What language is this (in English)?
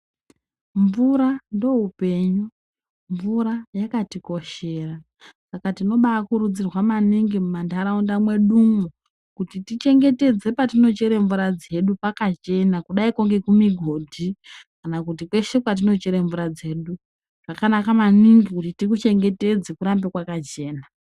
Ndau